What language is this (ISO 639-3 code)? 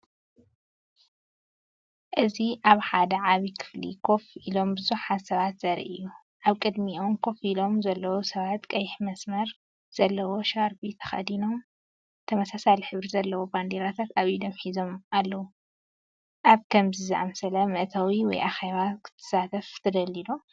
tir